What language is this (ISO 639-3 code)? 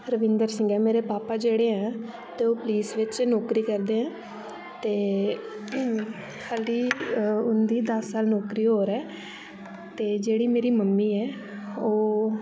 doi